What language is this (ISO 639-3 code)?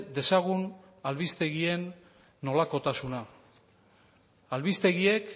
eus